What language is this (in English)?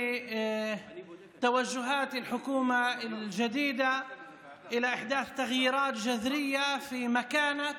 Hebrew